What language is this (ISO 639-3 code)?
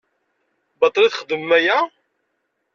kab